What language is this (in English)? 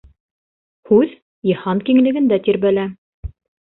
Bashkir